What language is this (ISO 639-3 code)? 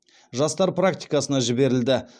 kaz